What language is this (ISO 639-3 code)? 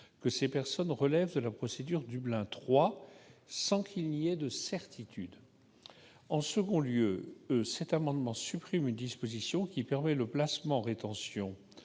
fra